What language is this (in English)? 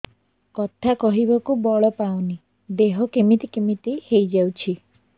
Odia